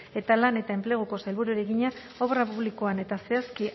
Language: Basque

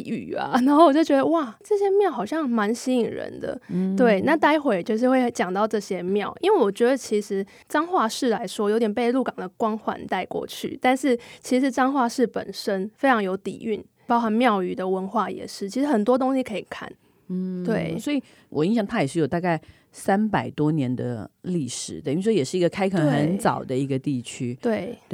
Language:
Chinese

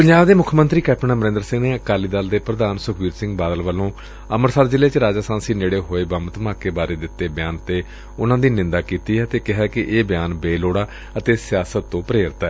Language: Punjabi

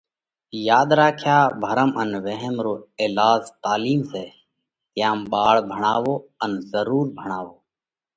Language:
Parkari Koli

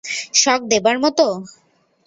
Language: Bangla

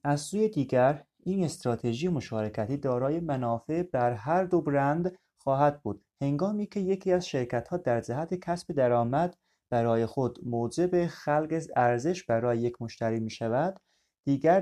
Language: Persian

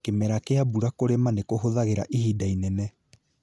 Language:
Kikuyu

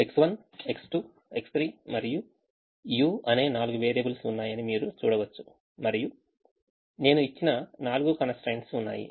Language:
Telugu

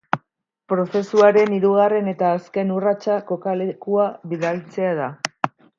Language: Basque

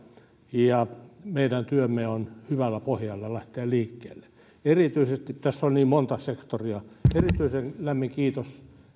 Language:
Finnish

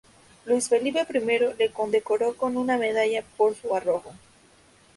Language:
Spanish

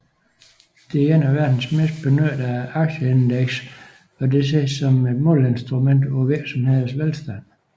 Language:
Danish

